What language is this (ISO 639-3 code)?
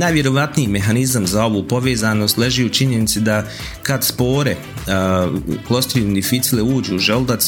hrv